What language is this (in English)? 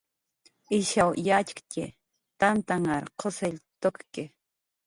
Jaqaru